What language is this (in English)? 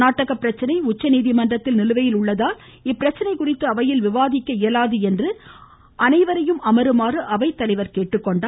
Tamil